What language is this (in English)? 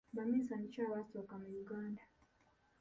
Ganda